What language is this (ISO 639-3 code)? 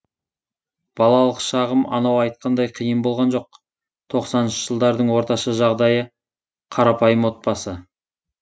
kaz